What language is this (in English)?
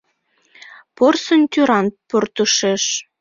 Mari